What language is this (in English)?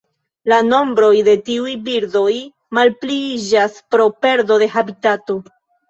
Esperanto